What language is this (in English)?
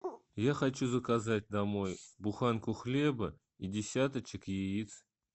Russian